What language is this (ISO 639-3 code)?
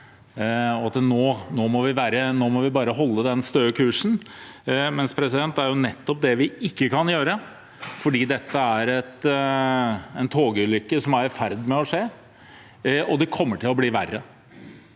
nor